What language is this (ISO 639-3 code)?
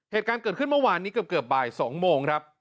tha